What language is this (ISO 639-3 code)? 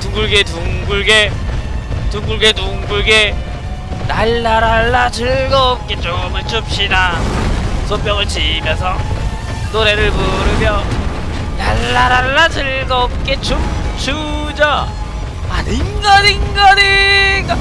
kor